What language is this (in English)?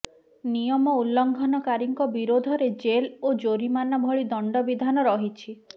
Odia